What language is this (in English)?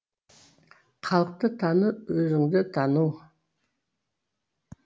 Kazakh